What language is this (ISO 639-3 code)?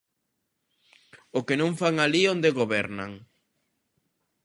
glg